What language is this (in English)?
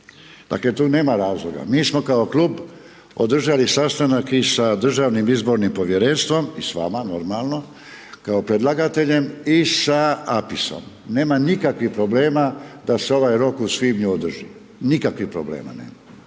Croatian